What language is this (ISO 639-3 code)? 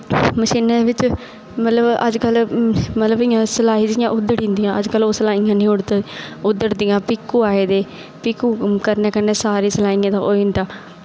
doi